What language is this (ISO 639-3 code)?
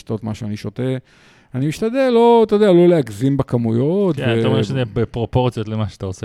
heb